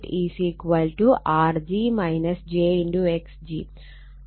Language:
Malayalam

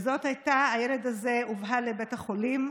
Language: Hebrew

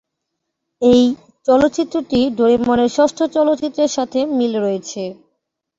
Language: Bangla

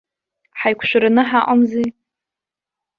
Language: Abkhazian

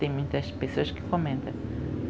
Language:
Portuguese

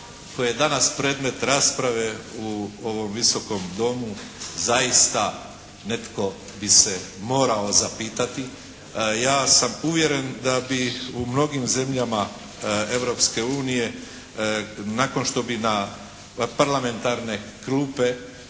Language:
Croatian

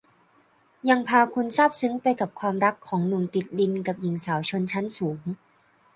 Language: Thai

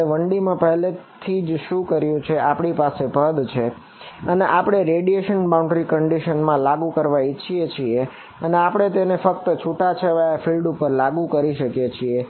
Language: Gujarati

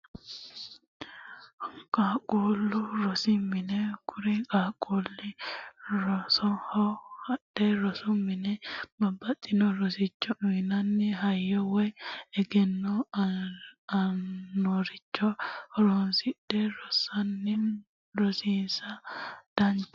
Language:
Sidamo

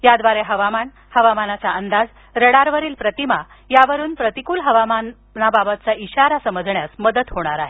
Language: Marathi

